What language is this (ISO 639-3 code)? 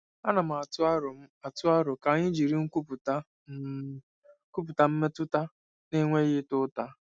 ibo